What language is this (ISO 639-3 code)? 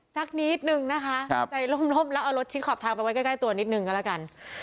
tha